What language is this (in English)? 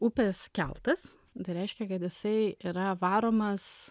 Lithuanian